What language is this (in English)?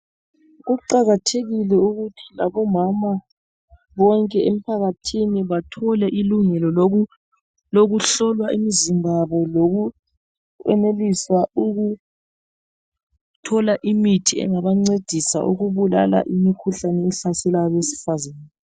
North Ndebele